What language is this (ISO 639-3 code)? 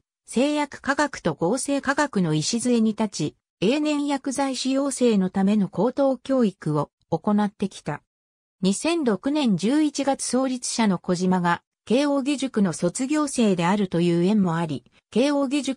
jpn